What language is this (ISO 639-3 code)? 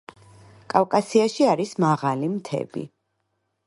kat